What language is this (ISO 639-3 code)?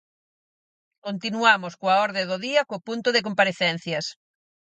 glg